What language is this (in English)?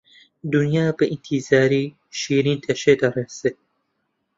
Central Kurdish